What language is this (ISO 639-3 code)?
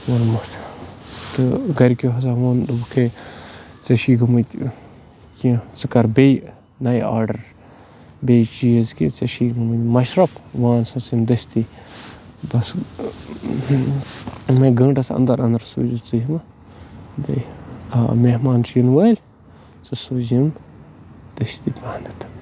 kas